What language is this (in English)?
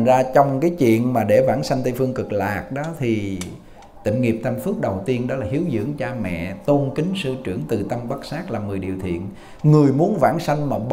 Vietnamese